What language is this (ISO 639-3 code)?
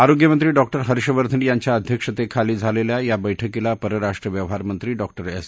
mar